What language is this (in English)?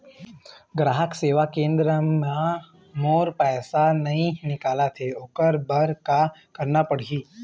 Chhattisgarhi